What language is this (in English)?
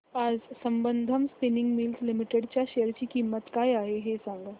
Marathi